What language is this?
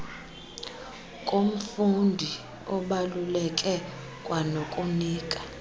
Xhosa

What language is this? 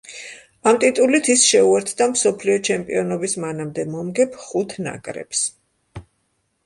Georgian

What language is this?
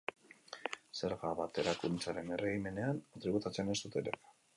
Basque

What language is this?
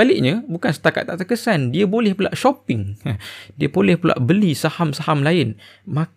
Malay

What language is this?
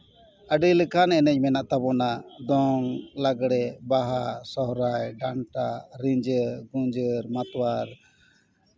Santali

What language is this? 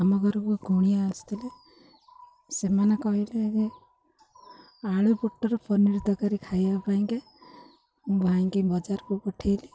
Odia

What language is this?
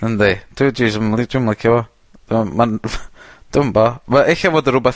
Welsh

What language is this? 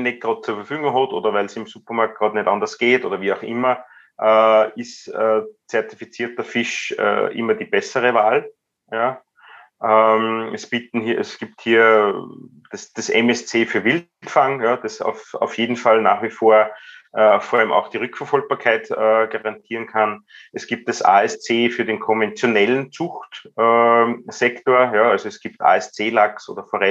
German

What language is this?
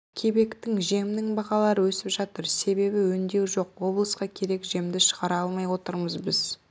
Kazakh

